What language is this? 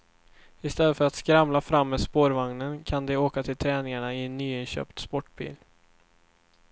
Swedish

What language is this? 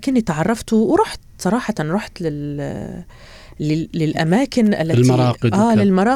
Arabic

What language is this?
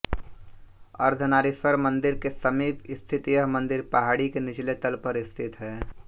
Hindi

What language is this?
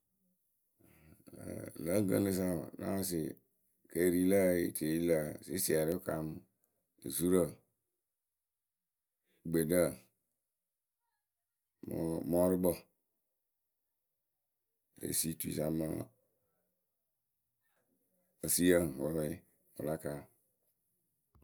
Akebu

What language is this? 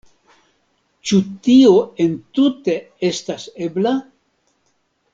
Esperanto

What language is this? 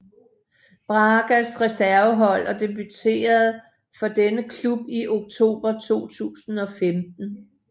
Danish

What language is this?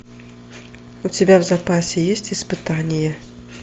Russian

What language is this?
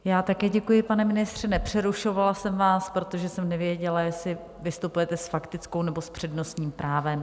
Czech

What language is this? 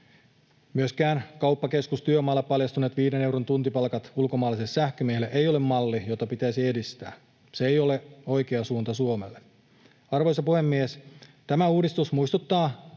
Finnish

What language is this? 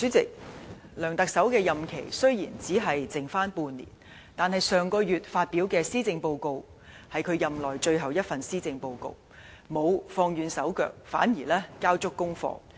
Cantonese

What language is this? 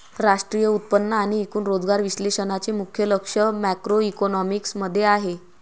Marathi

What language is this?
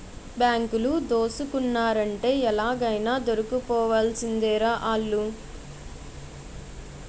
Telugu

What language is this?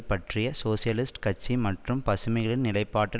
Tamil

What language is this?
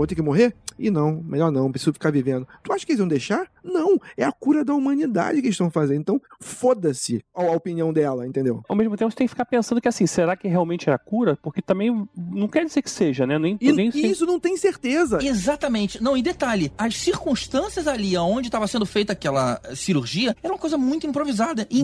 Portuguese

